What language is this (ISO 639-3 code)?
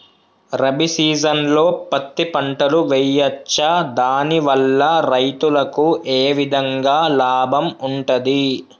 tel